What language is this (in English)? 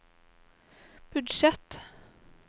Norwegian